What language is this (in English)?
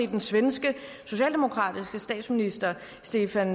Danish